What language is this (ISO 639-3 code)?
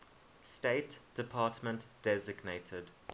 eng